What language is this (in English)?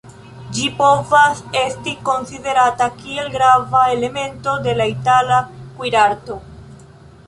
Esperanto